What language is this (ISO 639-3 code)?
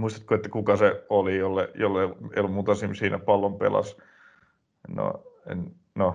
fin